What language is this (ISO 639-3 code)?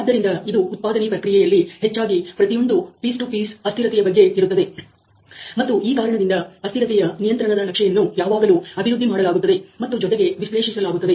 kan